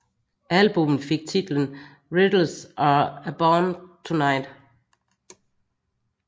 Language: Danish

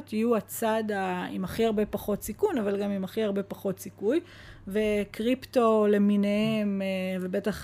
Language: Hebrew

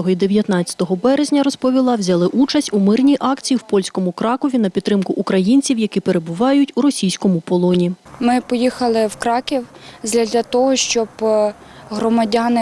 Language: Ukrainian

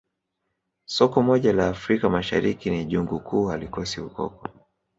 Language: Swahili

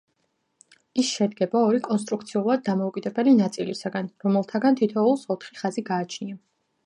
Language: Georgian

